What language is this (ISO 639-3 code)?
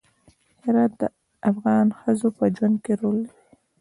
pus